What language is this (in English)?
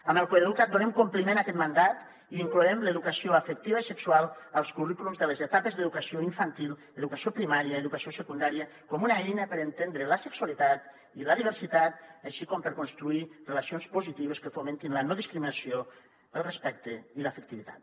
Catalan